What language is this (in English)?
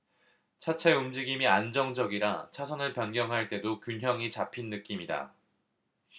Korean